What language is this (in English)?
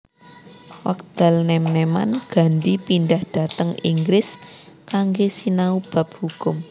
Javanese